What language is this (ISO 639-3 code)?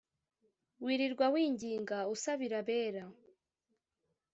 kin